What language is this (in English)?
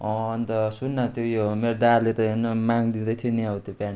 Nepali